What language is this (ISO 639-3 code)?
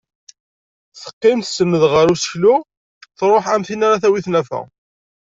kab